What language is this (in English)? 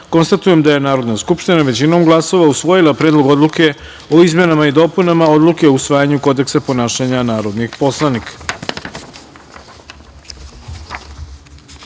Serbian